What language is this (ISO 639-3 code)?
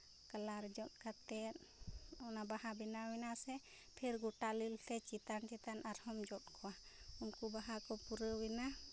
sat